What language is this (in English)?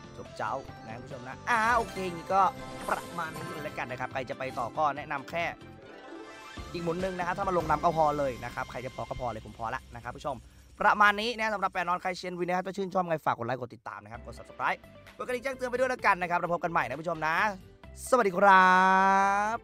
Thai